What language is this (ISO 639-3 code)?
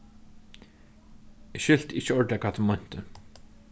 fao